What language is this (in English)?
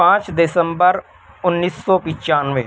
Urdu